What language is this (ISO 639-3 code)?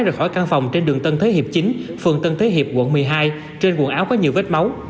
vie